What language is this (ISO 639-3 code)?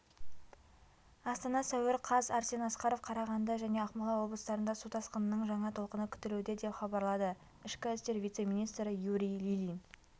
kaz